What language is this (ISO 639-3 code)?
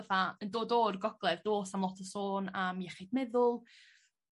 cym